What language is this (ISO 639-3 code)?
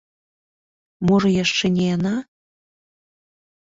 bel